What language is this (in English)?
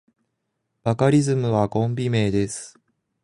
Japanese